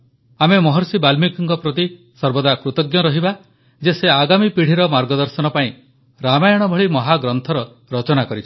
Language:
Odia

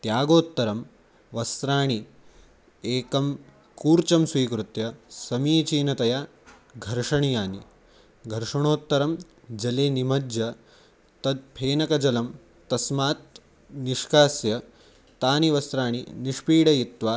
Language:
Sanskrit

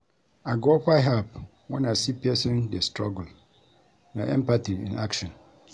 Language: Nigerian Pidgin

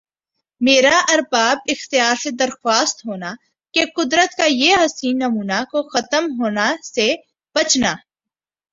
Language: Urdu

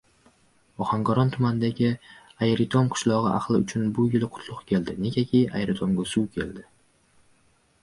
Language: Uzbek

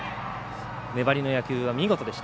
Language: Japanese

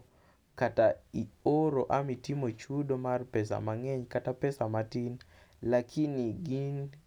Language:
Luo (Kenya and Tanzania)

